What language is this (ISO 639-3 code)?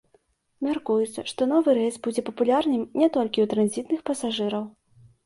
bel